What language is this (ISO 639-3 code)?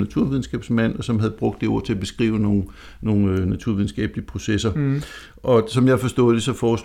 dan